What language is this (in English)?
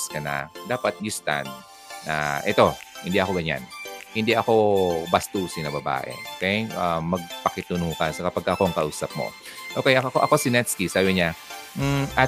Filipino